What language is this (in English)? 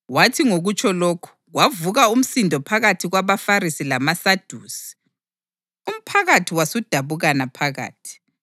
North Ndebele